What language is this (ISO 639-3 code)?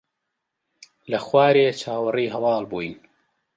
ckb